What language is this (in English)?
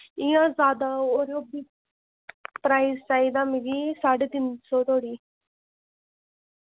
Dogri